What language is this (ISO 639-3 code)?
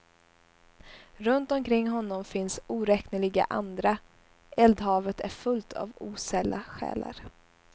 swe